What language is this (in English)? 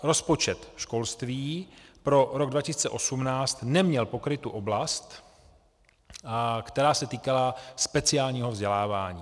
Czech